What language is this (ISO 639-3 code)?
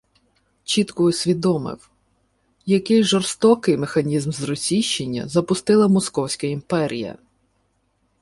ukr